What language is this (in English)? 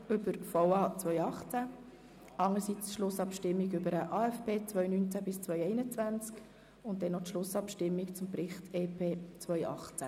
Swiss German